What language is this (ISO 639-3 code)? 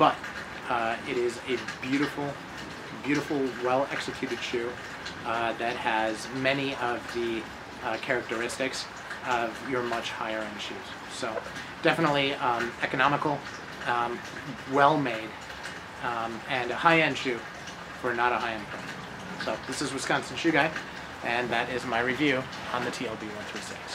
eng